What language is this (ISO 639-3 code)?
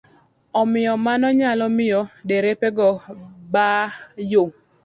luo